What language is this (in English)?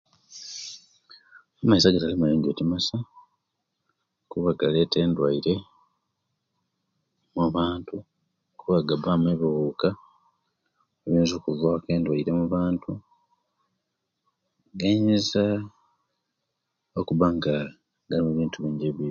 Kenyi